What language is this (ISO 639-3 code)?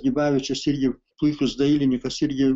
lit